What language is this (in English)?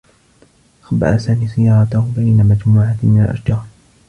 Arabic